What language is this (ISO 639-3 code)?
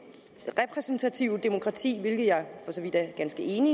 dan